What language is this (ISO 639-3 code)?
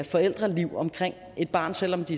dan